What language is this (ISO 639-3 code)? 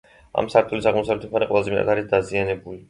kat